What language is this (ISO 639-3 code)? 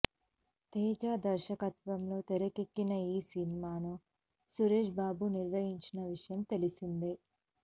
tel